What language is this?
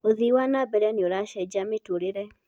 Kikuyu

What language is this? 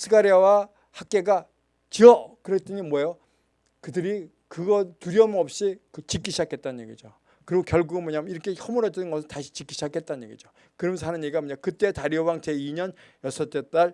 Korean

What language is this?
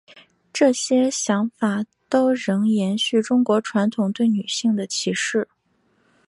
Chinese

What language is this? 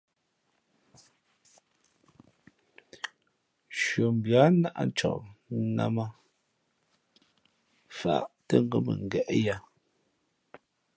Fe'fe'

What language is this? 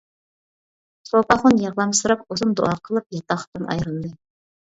Uyghur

